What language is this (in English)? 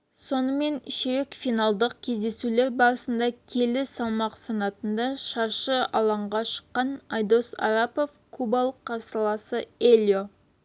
Kazakh